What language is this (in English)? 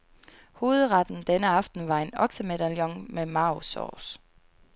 Danish